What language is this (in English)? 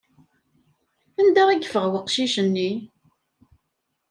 Kabyle